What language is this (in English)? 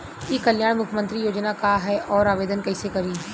Bhojpuri